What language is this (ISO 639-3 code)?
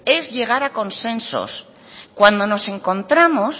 spa